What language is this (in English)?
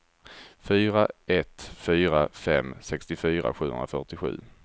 Swedish